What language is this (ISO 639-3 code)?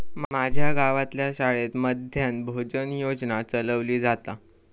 mar